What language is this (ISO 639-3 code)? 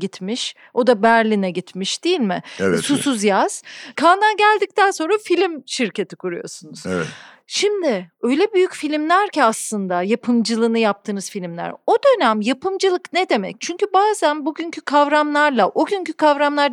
tur